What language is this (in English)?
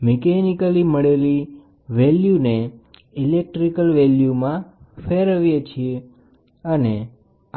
Gujarati